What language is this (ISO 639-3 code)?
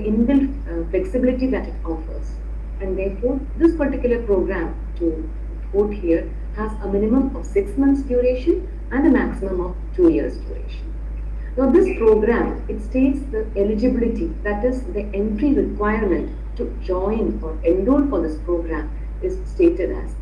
eng